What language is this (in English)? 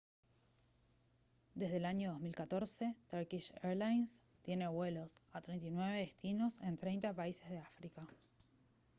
Spanish